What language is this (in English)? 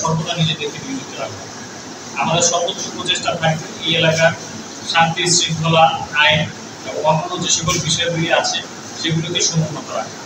Bangla